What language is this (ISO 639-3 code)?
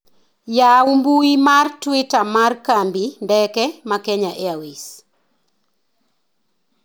luo